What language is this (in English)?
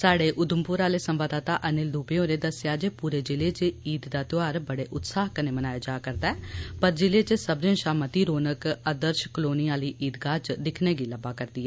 Dogri